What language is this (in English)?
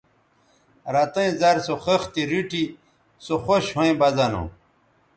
Bateri